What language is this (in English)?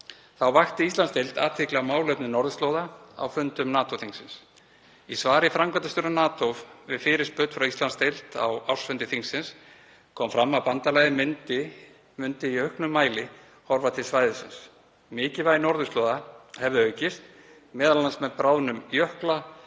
Icelandic